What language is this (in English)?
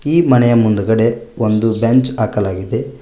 Kannada